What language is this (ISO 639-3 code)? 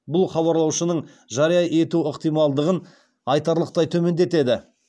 kaz